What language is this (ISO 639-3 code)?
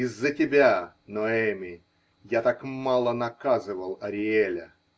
rus